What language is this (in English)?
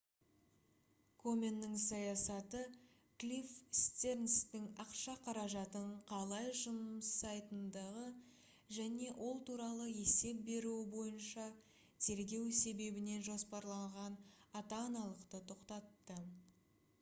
Kazakh